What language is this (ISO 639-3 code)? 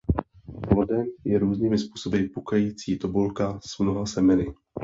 ces